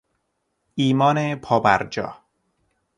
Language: Persian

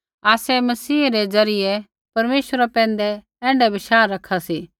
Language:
Kullu Pahari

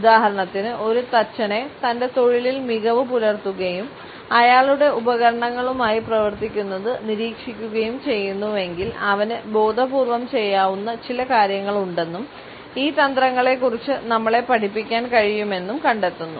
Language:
Malayalam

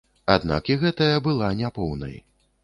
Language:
Belarusian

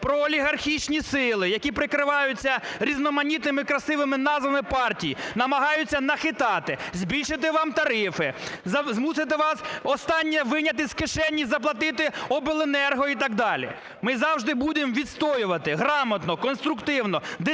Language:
Ukrainian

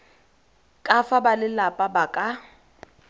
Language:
Tswana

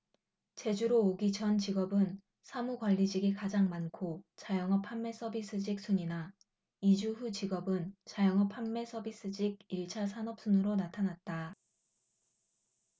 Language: Korean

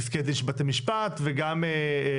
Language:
Hebrew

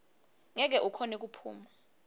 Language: Swati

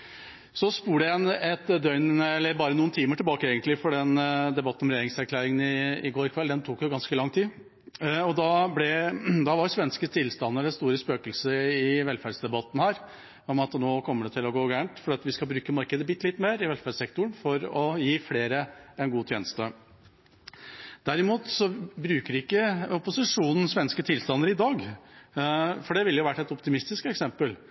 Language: Norwegian Bokmål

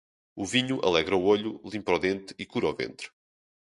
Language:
Portuguese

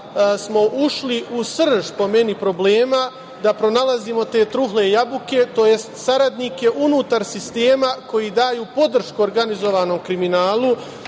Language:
Serbian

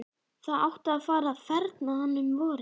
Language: Icelandic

